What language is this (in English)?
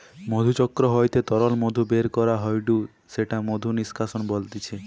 Bangla